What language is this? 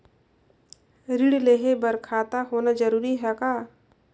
Chhattisgarhi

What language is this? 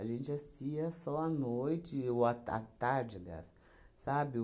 Portuguese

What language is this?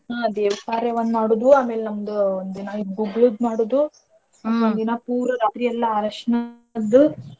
Kannada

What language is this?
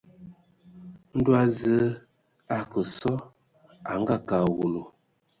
Ewondo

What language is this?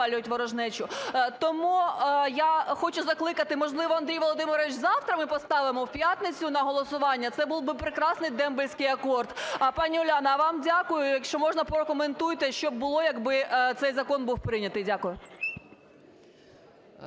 Ukrainian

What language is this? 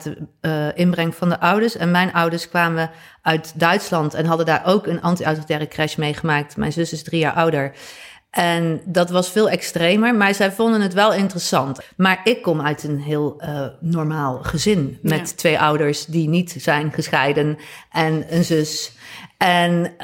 Dutch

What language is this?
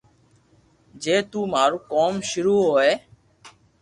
Loarki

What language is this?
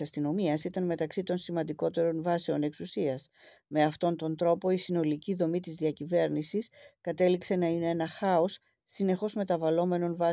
Greek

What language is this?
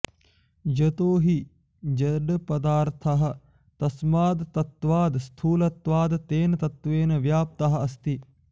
Sanskrit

